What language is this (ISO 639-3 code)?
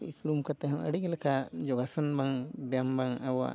sat